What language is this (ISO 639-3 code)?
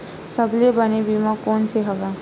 hne